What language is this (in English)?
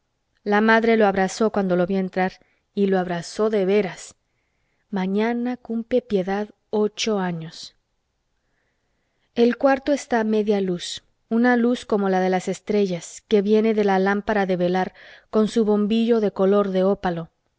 Spanish